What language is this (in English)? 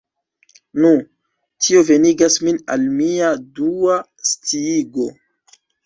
Esperanto